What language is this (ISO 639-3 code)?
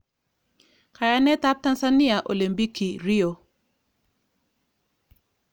kln